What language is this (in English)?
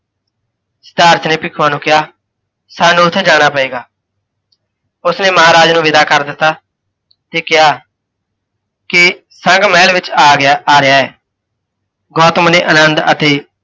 Punjabi